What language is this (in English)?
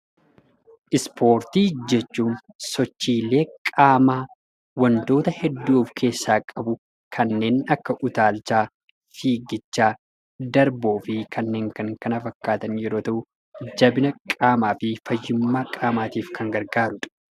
Oromo